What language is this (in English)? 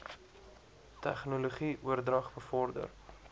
Afrikaans